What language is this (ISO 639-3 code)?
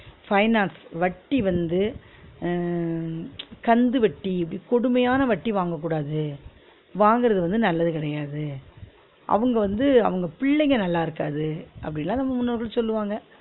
tam